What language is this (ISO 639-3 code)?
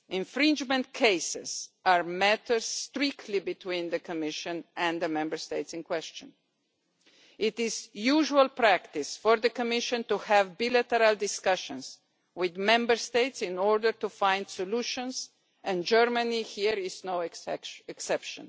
eng